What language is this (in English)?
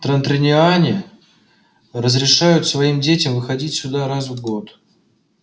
Russian